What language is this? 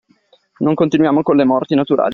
Italian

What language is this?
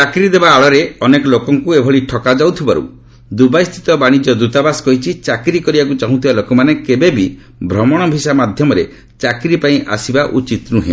Odia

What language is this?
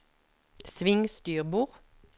Norwegian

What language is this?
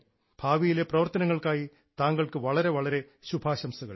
Malayalam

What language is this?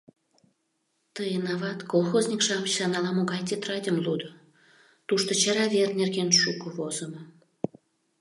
Mari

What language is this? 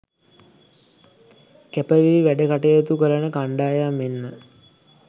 Sinhala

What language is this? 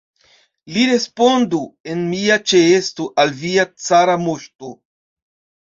Esperanto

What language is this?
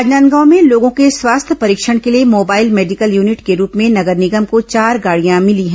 Hindi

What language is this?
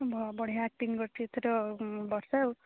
Odia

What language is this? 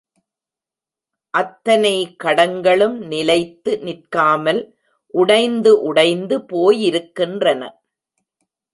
Tamil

